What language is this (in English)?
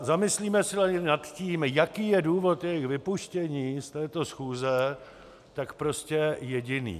Czech